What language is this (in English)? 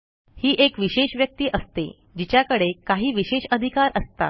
Marathi